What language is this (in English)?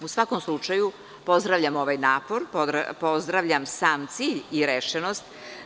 Serbian